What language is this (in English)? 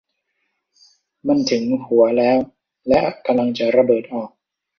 Thai